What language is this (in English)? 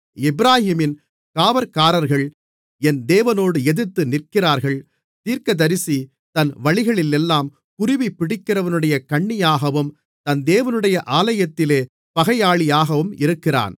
Tamil